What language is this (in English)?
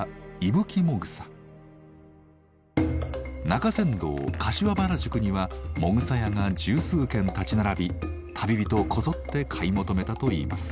Japanese